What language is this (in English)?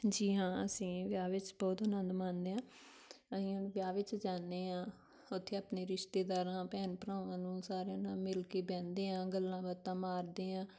Punjabi